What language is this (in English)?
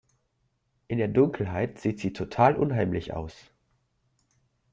German